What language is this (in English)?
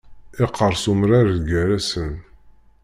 Kabyle